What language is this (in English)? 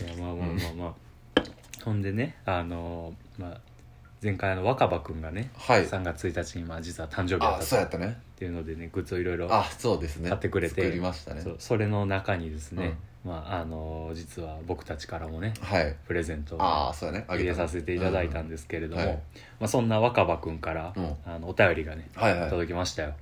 Japanese